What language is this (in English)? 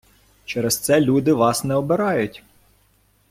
Ukrainian